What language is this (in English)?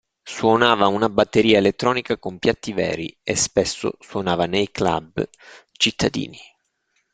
Italian